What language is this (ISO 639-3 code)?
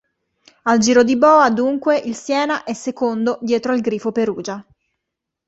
ita